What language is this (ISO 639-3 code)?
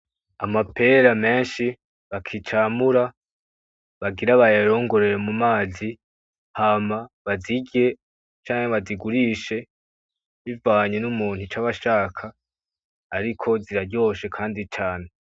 run